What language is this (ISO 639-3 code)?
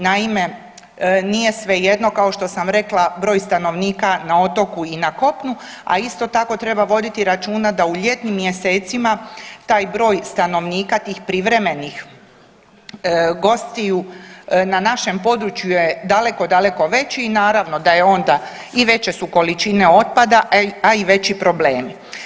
hrv